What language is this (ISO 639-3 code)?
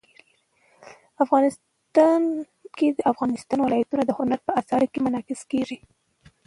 pus